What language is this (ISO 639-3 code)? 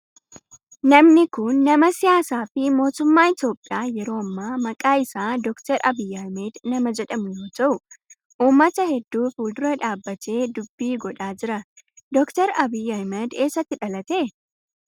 orm